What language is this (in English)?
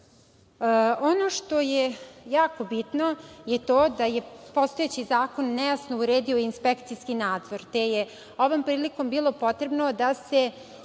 Serbian